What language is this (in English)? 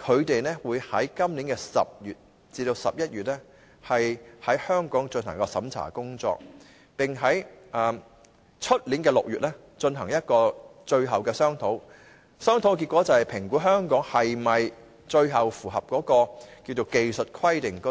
Cantonese